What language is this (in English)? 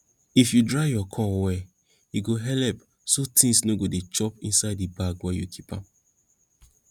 Nigerian Pidgin